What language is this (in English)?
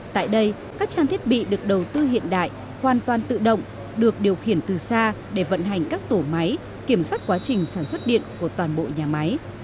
Vietnamese